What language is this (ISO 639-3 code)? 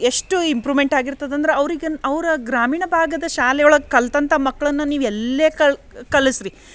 kan